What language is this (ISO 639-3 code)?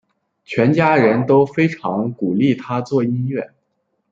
zho